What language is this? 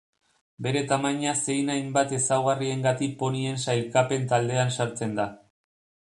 Basque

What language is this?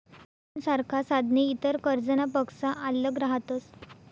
Marathi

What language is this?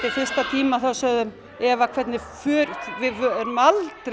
Icelandic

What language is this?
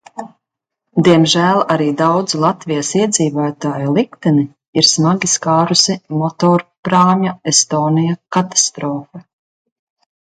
Latvian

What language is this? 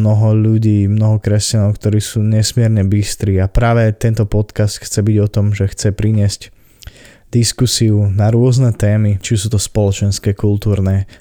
Slovak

